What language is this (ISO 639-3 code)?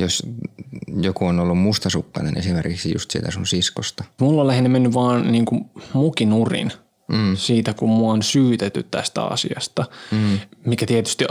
fin